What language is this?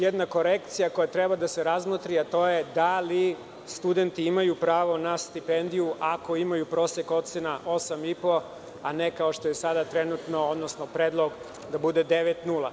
Serbian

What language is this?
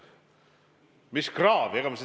Estonian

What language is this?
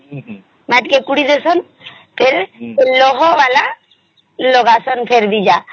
Odia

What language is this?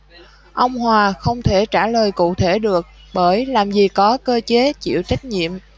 Vietnamese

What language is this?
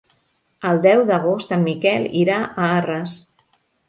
Catalan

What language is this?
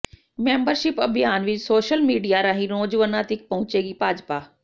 Punjabi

